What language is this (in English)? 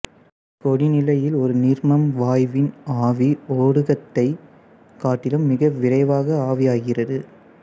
Tamil